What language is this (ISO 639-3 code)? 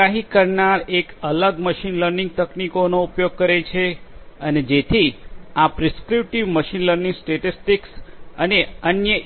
guj